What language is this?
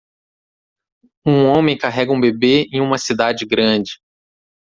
Portuguese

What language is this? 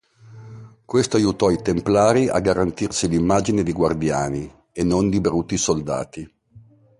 Italian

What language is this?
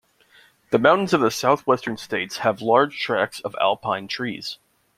English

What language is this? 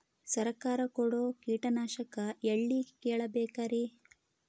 Kannada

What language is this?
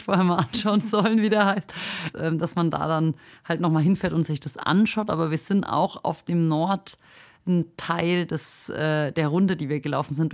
German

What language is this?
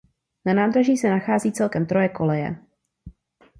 Czech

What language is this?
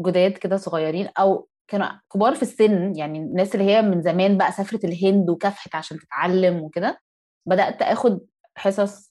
Arabic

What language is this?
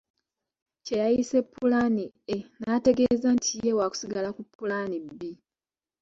Ganda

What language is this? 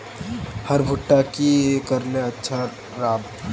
Magahi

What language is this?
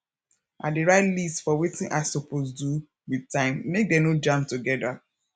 Nigerian Pidgin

